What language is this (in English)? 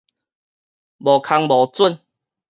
Min Nan Chinese